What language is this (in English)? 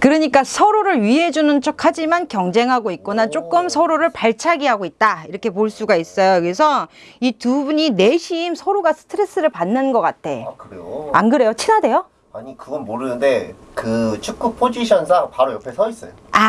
Korean